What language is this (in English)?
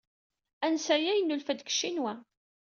Kabyle